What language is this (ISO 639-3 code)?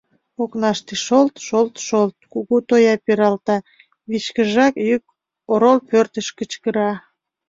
chm